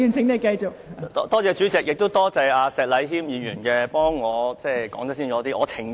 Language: Cantonese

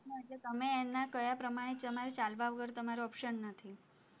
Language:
Gujarati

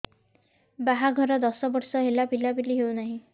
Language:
Odia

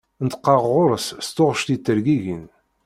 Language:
Kabyle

